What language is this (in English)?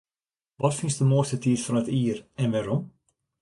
Western Frisian